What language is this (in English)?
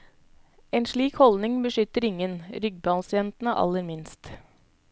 Norwegian